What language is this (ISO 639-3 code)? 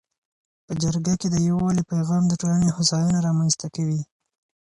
pus